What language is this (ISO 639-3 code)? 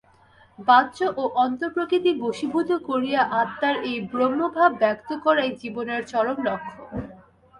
ben